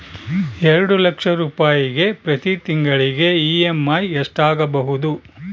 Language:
Kannada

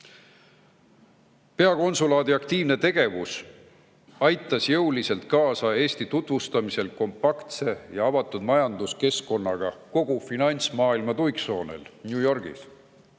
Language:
Estonian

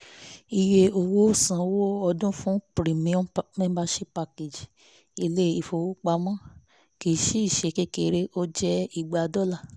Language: Yoruba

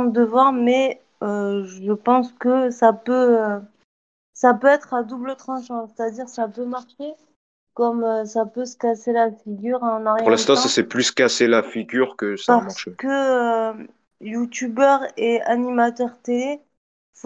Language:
French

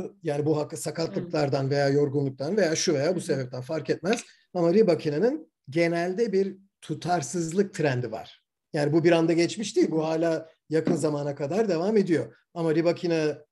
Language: Turkish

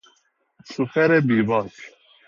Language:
Persian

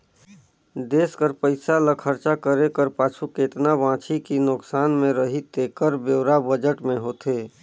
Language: Chhattisgarhi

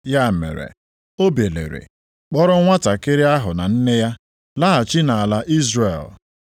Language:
Igbo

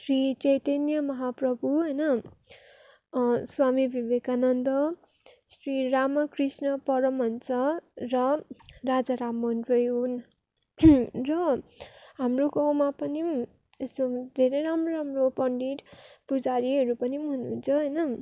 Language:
Nepali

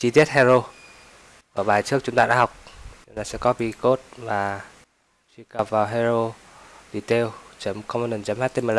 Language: Vietnamese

